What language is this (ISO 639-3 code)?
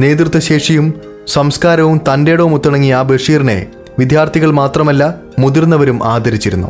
mal